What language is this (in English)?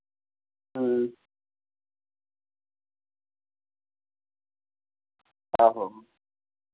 Dogri